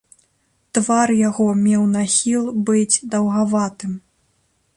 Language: Belarusian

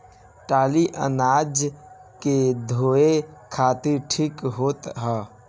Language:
Bhojpuri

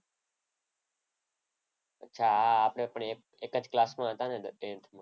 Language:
Gujarati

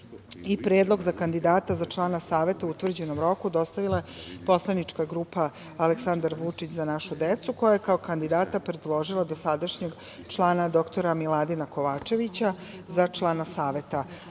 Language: Serbian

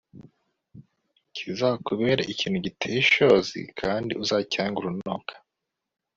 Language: Kinyarwanda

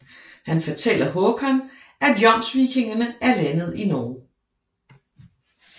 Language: Danish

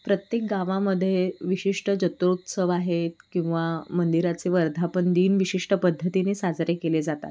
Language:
Marathi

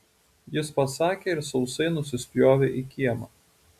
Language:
Lithuanian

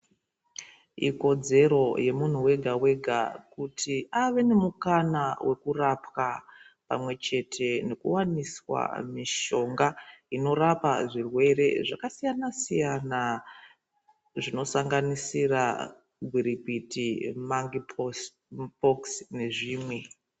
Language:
Ndau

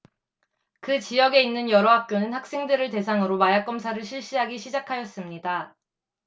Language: Korean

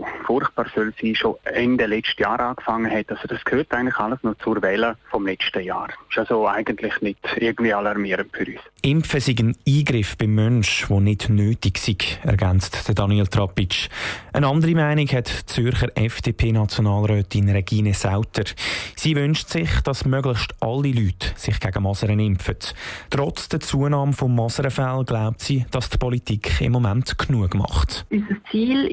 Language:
German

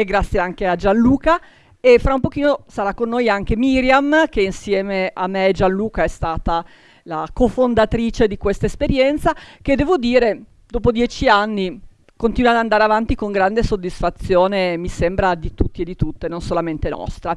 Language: Italian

